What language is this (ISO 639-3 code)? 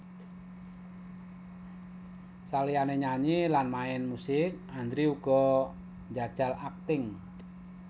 jav